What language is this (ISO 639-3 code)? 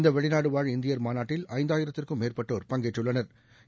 tam